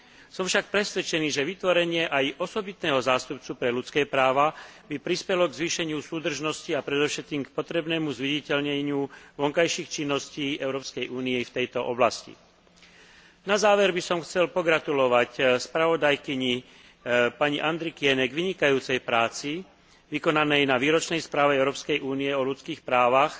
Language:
Slovak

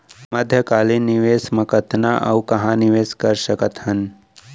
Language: Chhattisgarhi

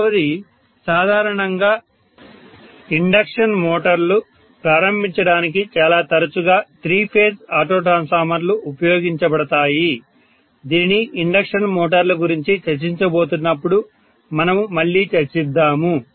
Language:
Telugu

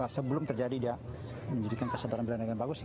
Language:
Indonesian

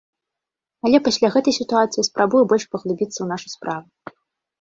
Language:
Belarusian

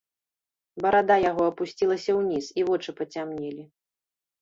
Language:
Belarusian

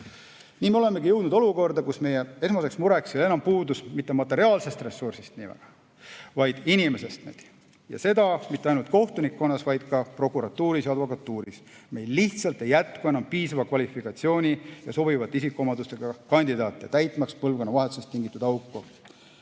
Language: Estonian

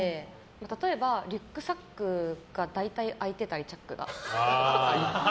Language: Japanese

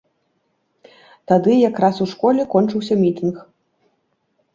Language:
Belarusian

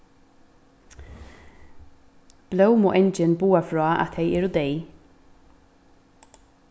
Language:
Faroese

